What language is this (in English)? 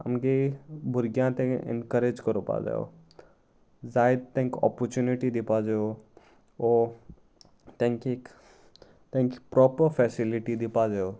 Konkani